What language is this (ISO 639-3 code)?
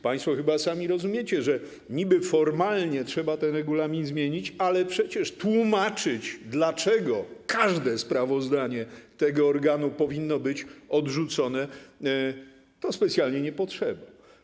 pol